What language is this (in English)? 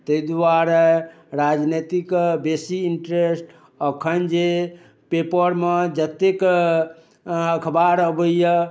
Maithili